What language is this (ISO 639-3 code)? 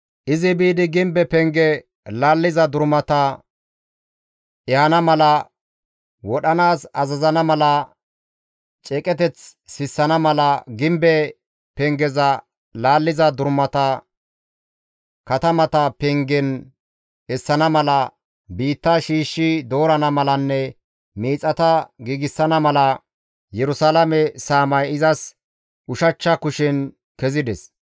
gmv